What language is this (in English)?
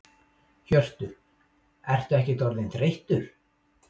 Icelandic